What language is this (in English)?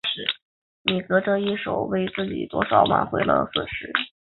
Chinese